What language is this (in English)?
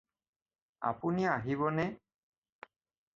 Assamese